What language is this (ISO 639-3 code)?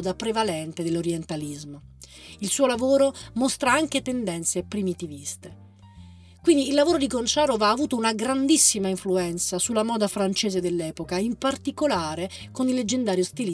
ita